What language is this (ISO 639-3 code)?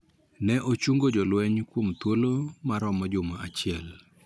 luo